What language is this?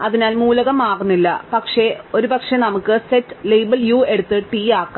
Malayalam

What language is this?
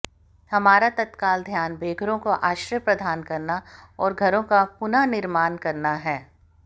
Hindi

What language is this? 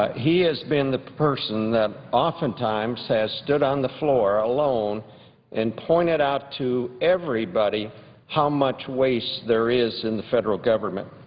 English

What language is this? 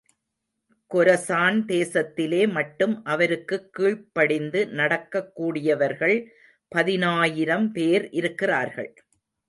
Tamil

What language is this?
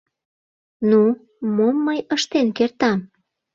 Mari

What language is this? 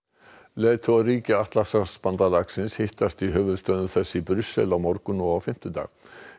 Icelandic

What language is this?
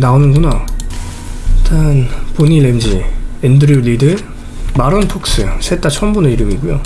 Korean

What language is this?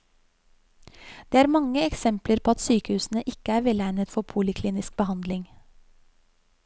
Norwegian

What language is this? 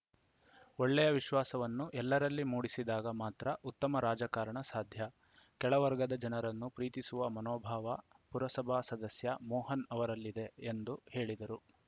Kannada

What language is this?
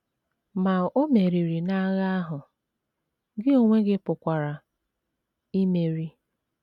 Igbo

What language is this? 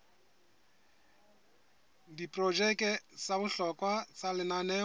Southern Sotho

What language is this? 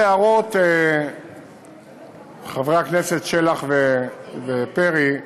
Hebrew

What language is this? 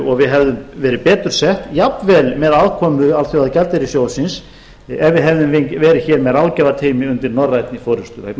Icelandic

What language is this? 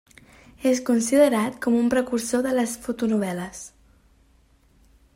Catalan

